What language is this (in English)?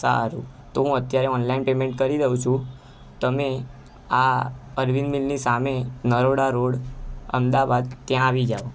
Gujarati